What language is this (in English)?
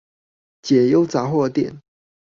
Chinese